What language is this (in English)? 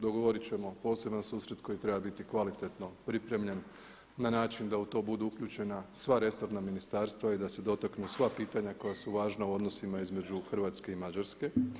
Croatian